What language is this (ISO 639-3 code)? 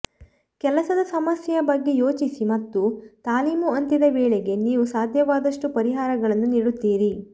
kan